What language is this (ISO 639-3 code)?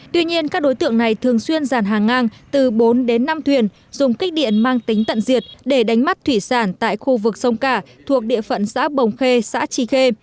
vie